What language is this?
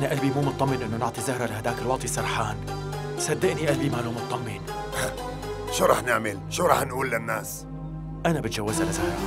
Arabic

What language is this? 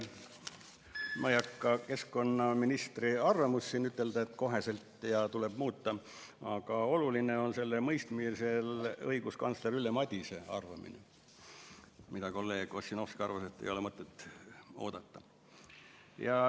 Estonian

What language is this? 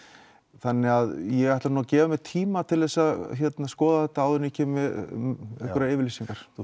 Icelandic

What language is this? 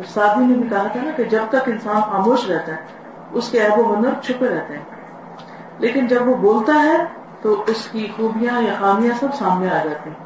Urdu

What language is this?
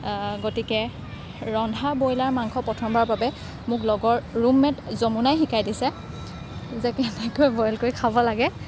Assamese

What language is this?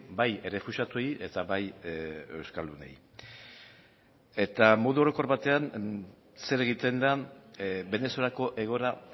Basque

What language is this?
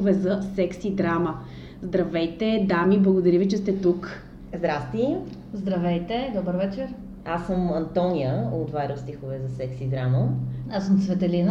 Bulgarian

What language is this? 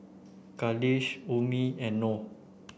English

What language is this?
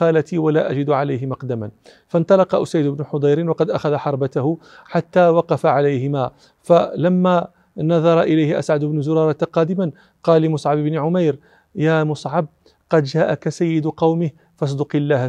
Arabic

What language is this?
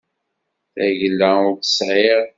Kabyle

